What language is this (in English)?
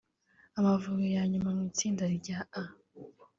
Kinyarwanda